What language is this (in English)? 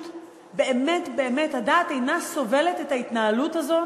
Hebrew